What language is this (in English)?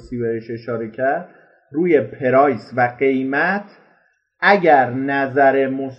Persian